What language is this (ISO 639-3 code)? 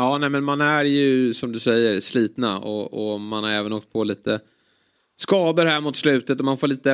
swe